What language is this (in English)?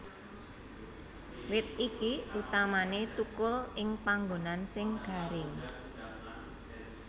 Javanese